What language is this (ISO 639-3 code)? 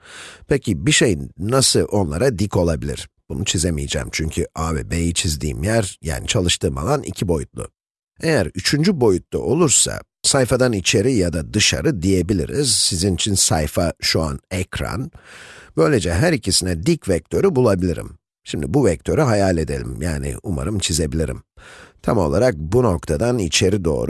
tur